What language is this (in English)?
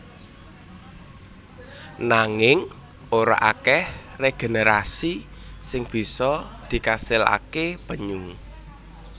Javanese